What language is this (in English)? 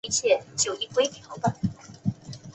Chinese